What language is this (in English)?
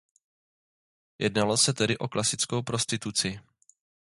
Czech